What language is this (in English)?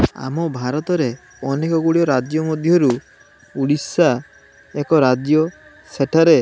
Odia